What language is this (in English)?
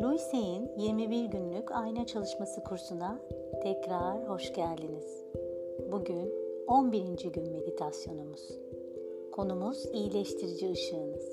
Turkish